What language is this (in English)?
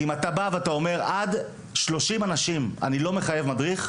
Hebrew